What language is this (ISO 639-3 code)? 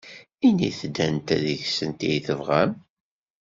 kab